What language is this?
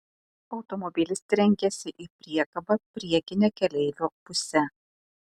Lithuanian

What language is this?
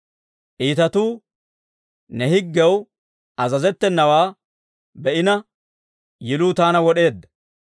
Dawro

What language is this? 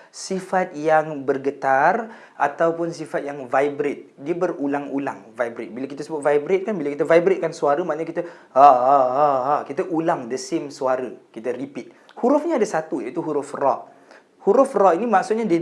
Malay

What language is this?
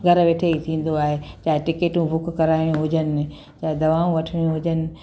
Sindhi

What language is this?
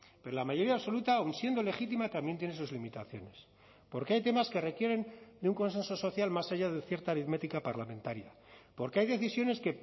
Spanish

